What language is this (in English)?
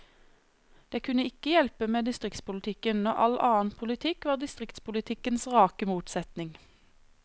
Norwegian